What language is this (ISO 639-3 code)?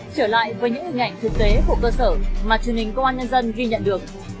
vie